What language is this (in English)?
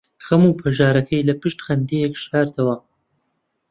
Central Kurdish